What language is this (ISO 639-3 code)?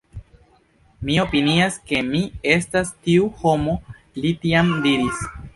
epo